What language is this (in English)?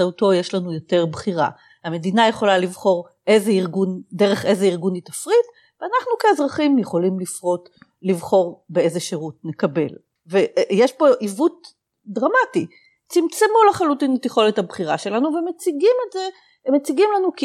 Hebrew